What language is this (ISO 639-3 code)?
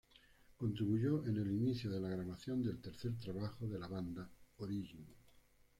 spa